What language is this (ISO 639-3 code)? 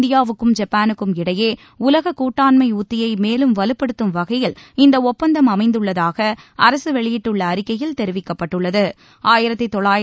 tam